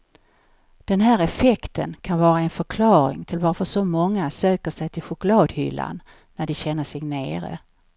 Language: Swedish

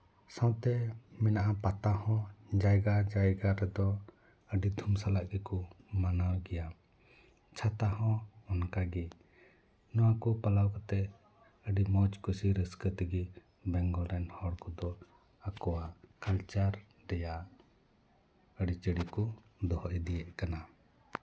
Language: Santali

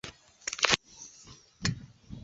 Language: Chinese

